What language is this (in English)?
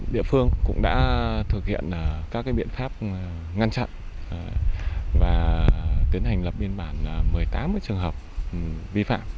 Vietnamese